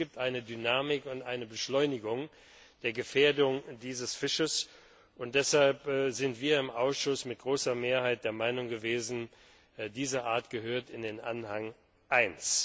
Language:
German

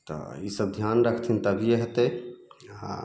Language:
Maithili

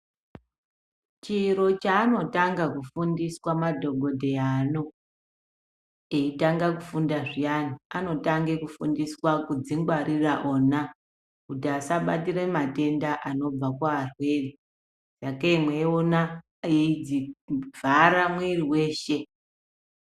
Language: Ndau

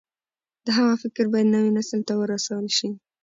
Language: Pashto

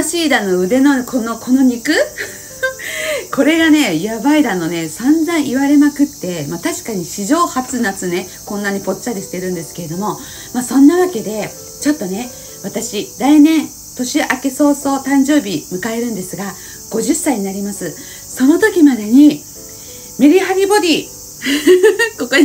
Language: Japanese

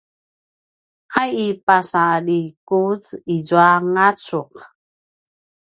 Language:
Paiwan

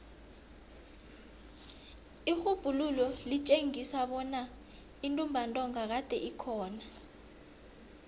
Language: South Ndebele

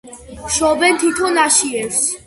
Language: Georgian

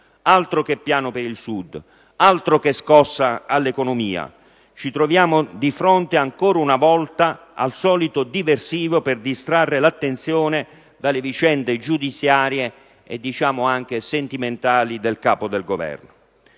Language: Italian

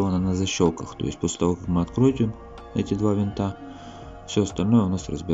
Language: Russian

